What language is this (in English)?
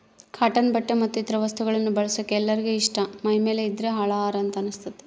Kannada